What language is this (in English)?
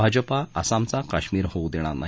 Marathi